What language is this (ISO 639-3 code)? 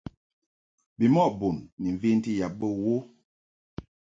mhk